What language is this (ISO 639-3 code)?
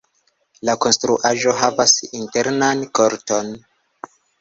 epo